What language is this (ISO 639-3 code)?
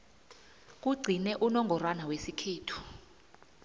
nbl